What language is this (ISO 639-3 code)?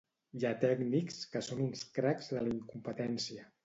cat